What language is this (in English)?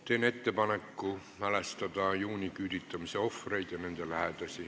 Estonian